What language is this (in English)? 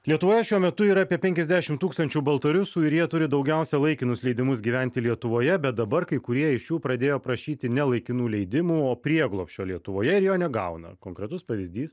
Lithuanian